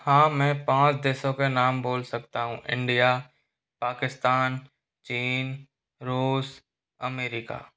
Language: Hindi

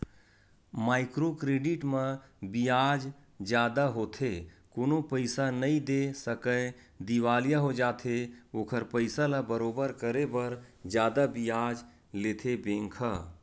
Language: Chhattisgarhi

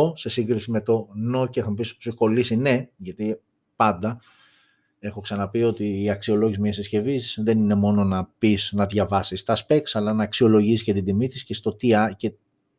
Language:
Greek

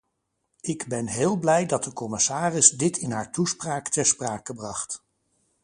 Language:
Dutch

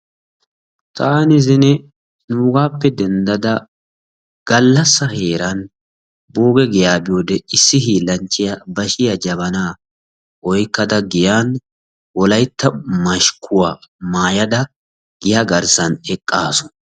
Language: Wolaytta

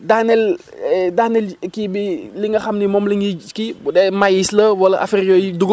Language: Wolof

